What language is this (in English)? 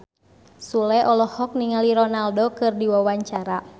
Sundanese